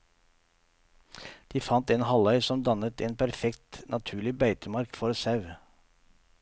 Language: Norwegian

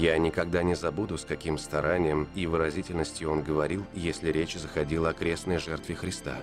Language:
Russian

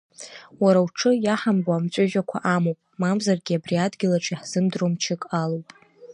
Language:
Abkhazian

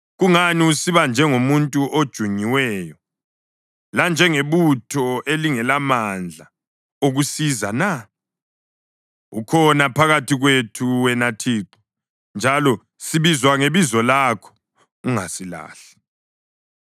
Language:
North Ndebele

